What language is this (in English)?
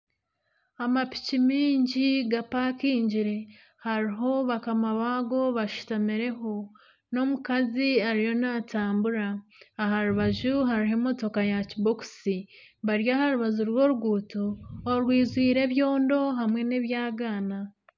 Nyankole